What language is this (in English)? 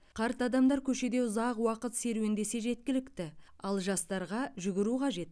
Kazakh